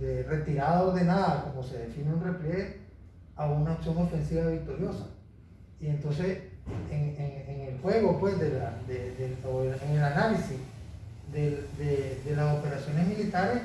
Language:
Spanish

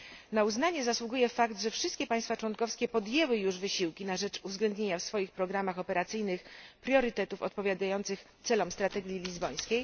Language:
Polish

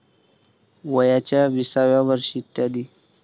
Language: Marathi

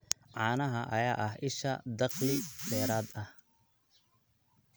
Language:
Somali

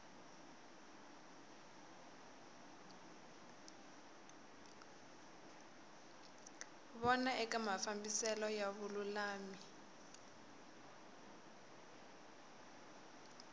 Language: Tsonga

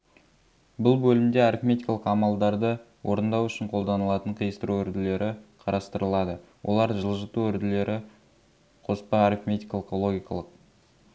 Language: Kazakh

